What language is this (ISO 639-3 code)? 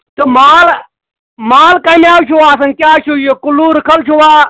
kas